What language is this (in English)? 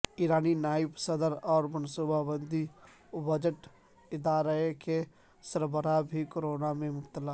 Urdu